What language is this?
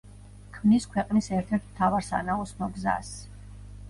Georgian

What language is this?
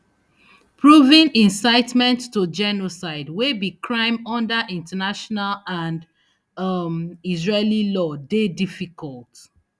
Nigerian Pidgin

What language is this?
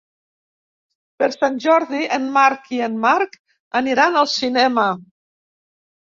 Catalan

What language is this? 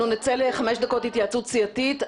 Hebrew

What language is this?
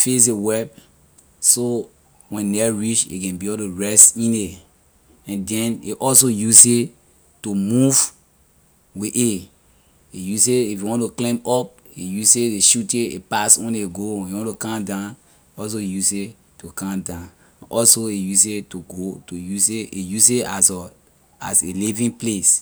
Liberian English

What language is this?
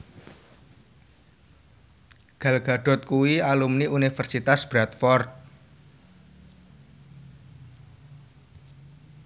Javanese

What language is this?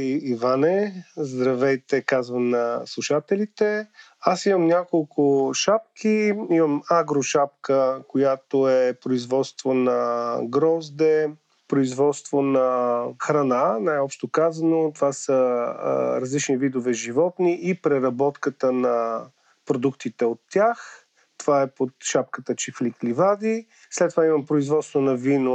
Bulgarian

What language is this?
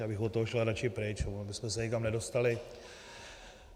Czech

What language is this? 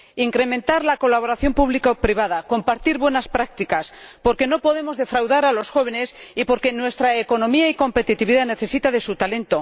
Spanish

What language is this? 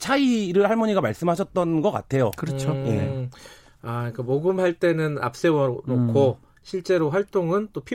Korean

